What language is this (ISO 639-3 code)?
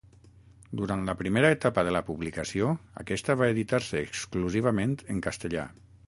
cat